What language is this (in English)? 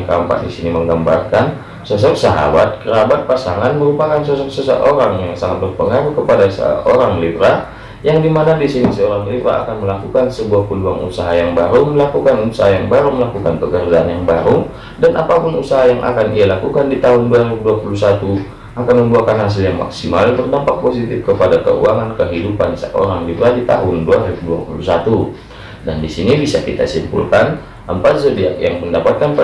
Indonesian